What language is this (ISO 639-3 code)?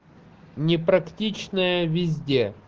rus